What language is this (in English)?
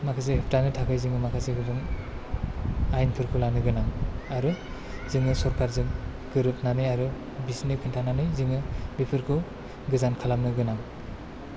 Bodo